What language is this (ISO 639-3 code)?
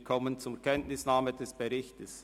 gsw